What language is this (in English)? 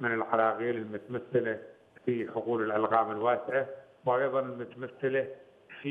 Arabic